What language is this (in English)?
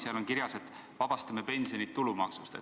Estonian